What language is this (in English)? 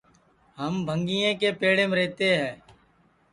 Sansi